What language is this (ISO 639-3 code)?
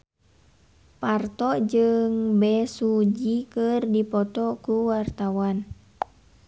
sun